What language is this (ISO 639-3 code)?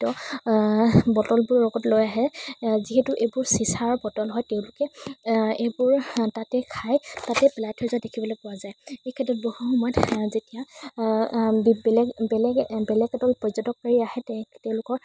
asm